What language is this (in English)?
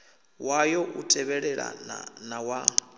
Venda